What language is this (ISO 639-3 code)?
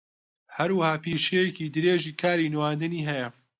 ckb